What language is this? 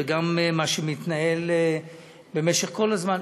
Hebrew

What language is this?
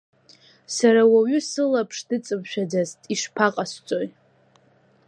Abkhazian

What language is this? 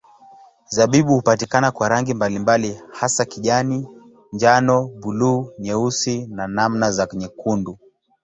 Swahili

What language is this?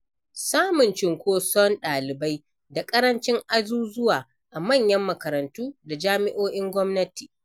Hausa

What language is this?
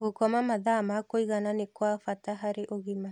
Kikuyu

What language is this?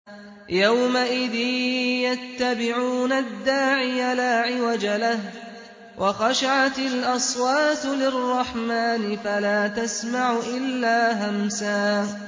Arabic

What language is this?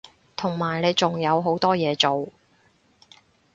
Cantonese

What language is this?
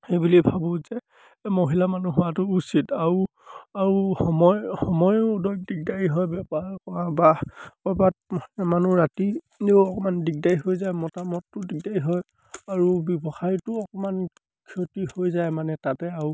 Assamese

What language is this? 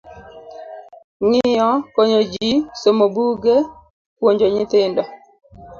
Luo (Kenya and Tanzania)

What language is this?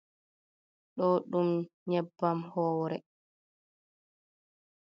Fula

